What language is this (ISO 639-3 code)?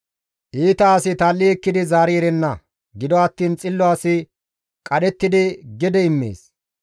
gmv